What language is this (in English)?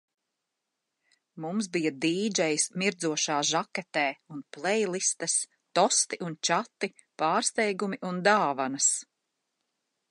Latvian